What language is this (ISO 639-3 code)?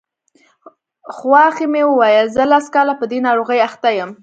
pus